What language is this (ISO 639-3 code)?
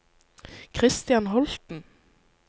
nor